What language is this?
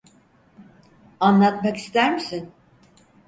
Turkish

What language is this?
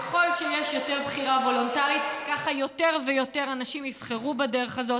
Hebrew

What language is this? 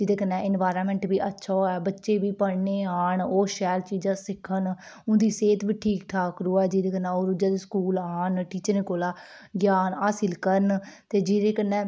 Dogri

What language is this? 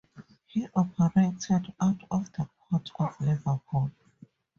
English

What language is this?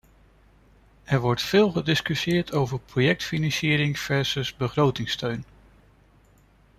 Dutch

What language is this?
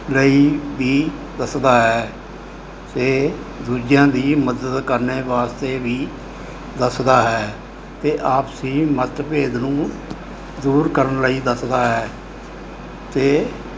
Punjabi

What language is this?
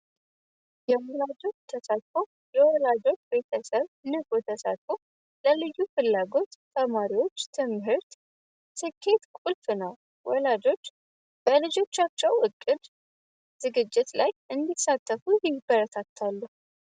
Amharic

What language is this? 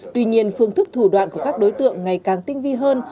Vietnamese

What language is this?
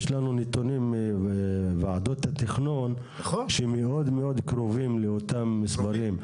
Hebrew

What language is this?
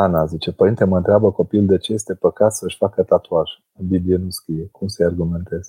Romanian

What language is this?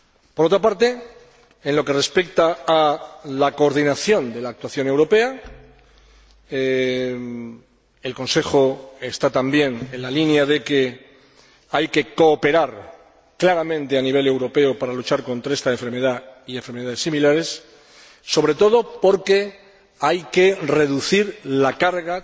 Spanish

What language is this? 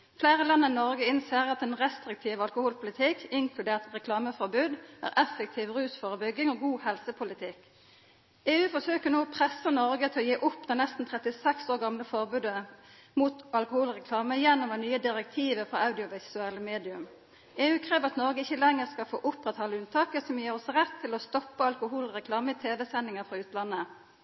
Norwegian Nynorsk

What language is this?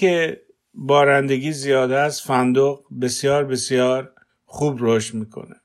Persian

